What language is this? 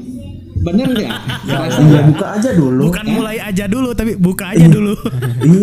Indonesian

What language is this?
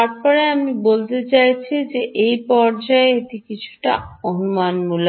Bangla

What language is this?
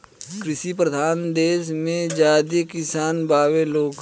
Bhojpuri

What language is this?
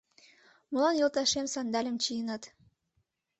Mari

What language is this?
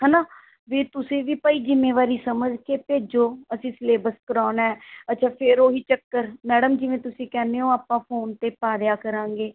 Punjabi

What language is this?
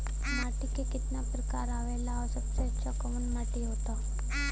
Bhojpuri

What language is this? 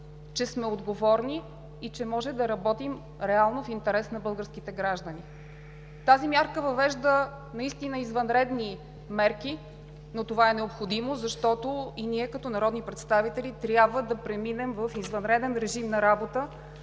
Bulgarian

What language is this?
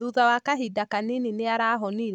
Kikuyu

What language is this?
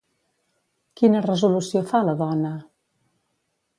Catalan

